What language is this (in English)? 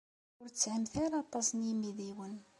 Kabyle